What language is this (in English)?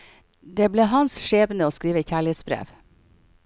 Norwegian